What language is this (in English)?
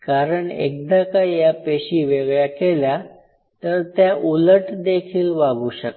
Marathi